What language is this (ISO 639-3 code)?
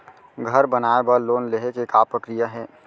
hne